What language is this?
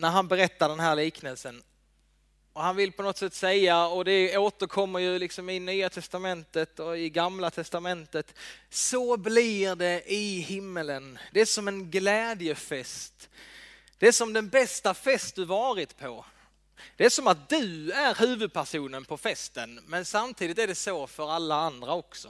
Swedish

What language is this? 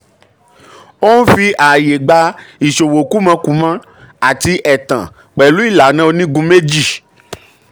Yoruba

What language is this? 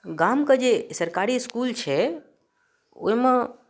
Maithili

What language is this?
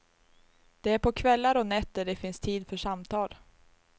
Swedish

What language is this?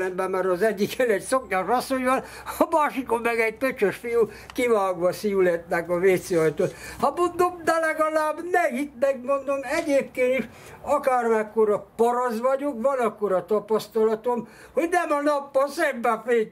Hungarian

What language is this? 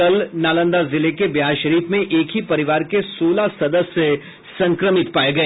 Hindi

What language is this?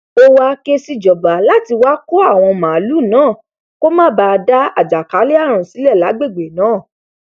Yoruba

